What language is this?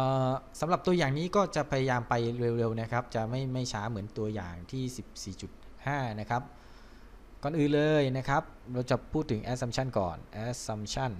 Thai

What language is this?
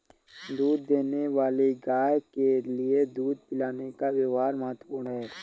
Hindi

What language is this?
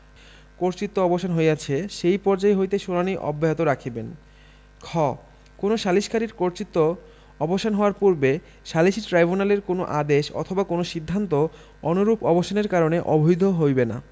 Bangla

